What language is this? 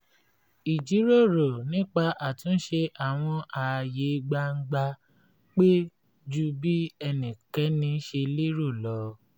Yoruba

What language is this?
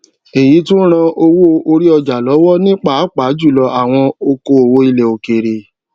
Yoruba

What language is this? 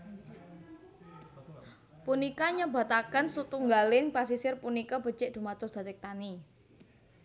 Javanese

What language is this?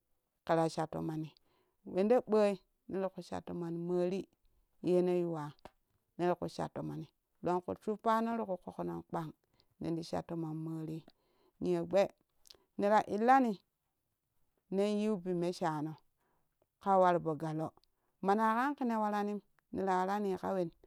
Kushi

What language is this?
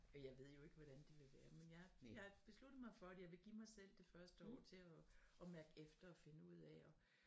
Danish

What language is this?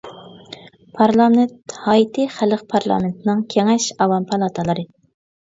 Uyghur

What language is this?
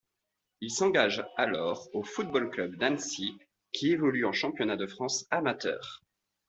French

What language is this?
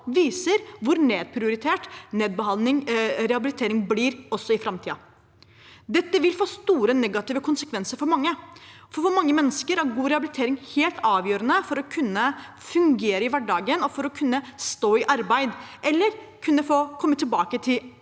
Norwegian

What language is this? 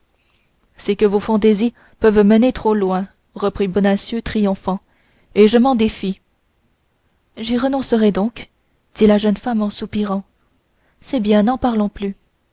French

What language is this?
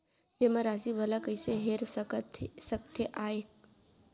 Chhattisgarhi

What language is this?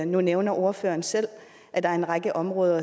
Danish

